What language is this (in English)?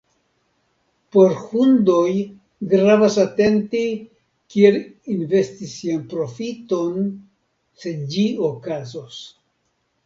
Esperanto